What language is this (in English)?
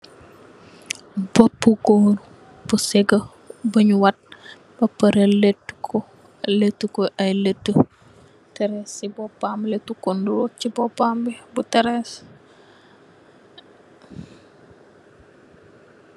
Wolof